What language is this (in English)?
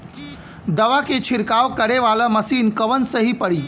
Bhojpuri